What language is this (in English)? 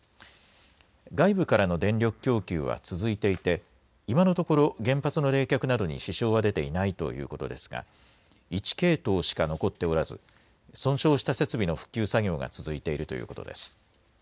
Japanese